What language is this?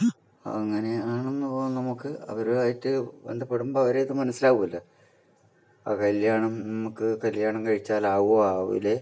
Malayalam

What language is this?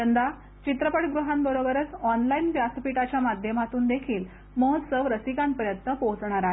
Marathi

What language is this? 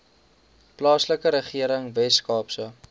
Afrikaans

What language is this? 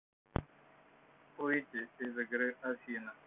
Russian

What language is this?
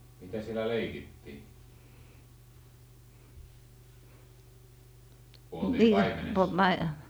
Finnish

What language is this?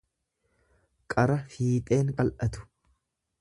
Oromo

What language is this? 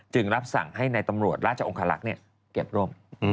Thai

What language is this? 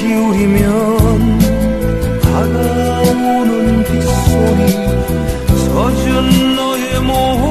Korean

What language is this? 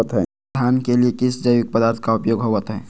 Magahi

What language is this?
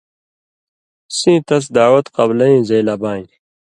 Indus Kohistani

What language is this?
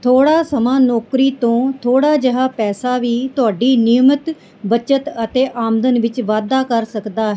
Punjabi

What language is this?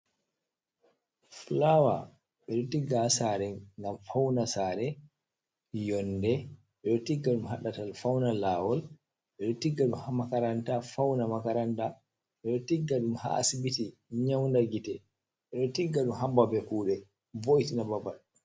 Fula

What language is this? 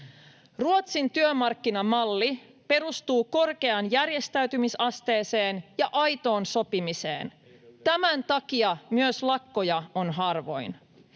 Finnish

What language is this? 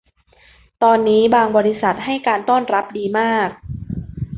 Thai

